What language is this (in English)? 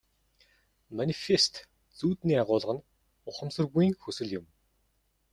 Mongolian